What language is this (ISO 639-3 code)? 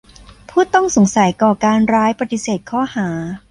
tha